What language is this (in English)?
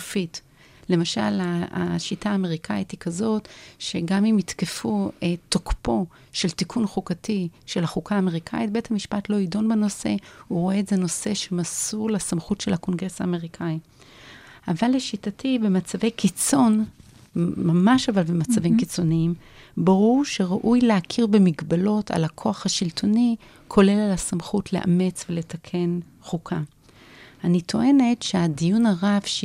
Hebrew